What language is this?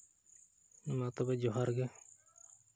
Santali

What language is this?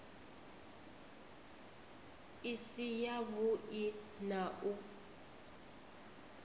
Venda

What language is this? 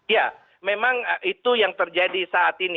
Indonesian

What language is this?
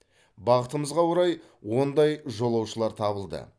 Kazakh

